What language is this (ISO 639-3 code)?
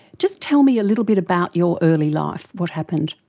eng